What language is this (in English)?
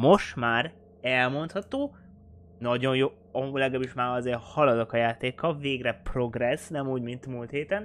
Hungarian